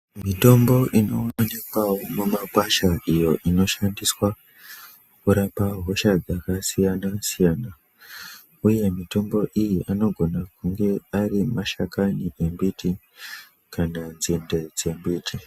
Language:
Ndau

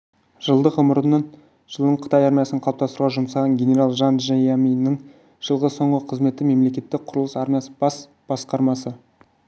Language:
Kazakh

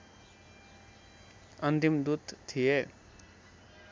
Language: Nepali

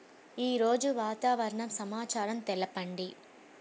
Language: Telugu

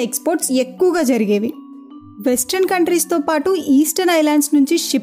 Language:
Telugu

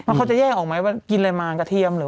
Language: Thai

